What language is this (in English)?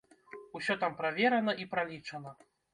Belarusian